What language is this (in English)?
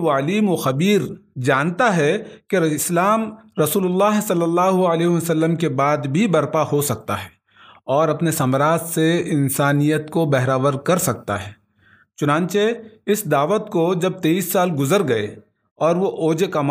Urdu